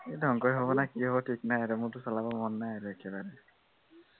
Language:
Assamese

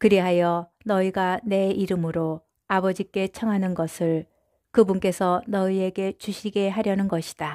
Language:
Korean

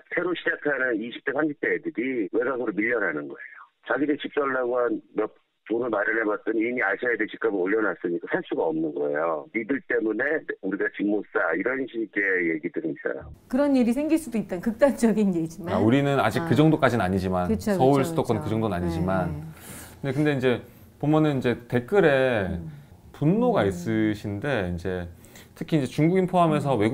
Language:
Korean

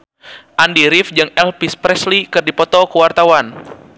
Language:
Sundanese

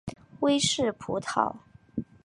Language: Chinese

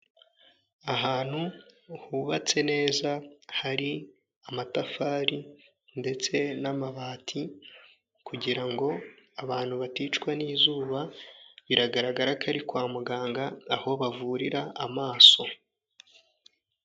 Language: Kinyarwanda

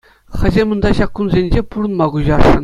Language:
Chuvash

